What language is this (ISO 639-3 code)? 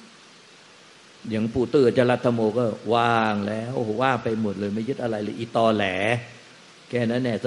tha